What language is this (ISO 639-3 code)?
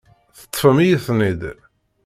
kab